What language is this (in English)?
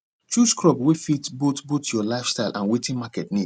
Nigerian Pidgin